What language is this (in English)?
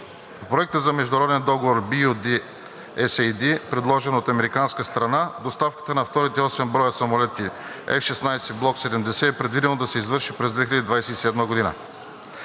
Bulgarian